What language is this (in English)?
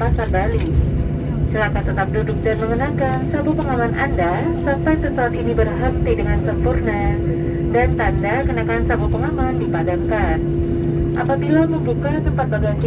Indonesian